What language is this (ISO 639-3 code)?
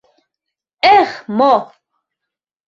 chm